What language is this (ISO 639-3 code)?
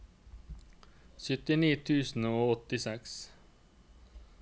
nor